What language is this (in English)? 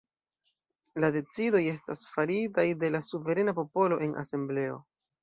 Esperanto